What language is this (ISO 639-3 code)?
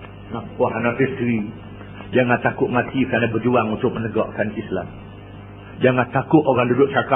msa